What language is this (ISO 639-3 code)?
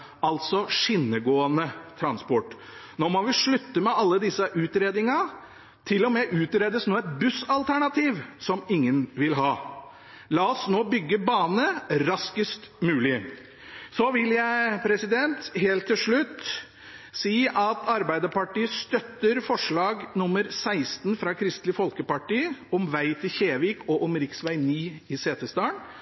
nob